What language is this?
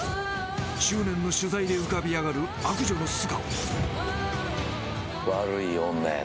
Japanese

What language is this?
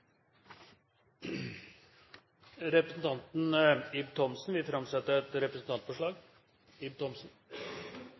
Norwegian Bokmål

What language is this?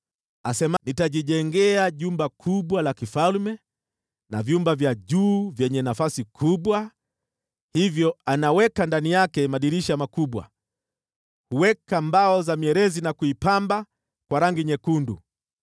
Swahili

